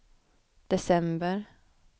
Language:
Swedish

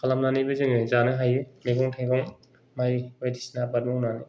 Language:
Bodo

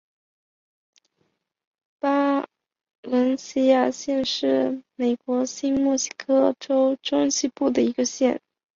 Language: Chinese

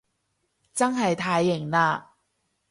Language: Cantonese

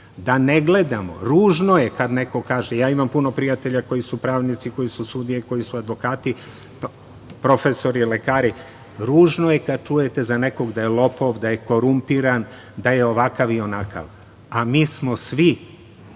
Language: Serbian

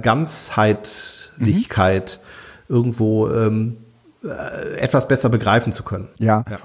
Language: German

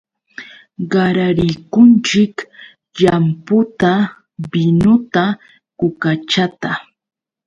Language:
Yauyos Quechua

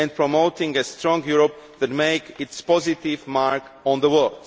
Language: English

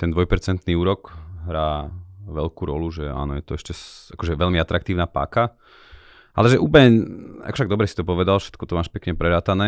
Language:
Slovak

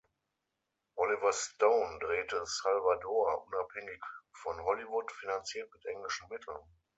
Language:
German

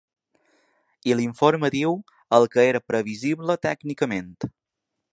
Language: Catalan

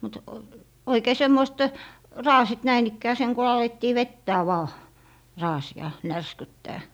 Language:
Finnish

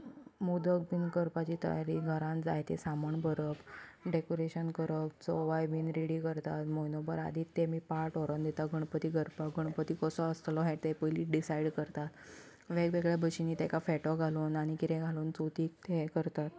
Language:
Konkani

